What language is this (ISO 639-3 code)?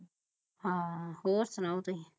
pan